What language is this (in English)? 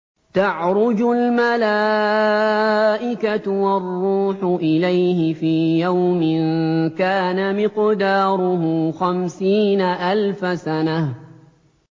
Arabic